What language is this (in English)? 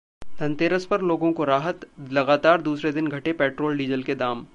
Hindi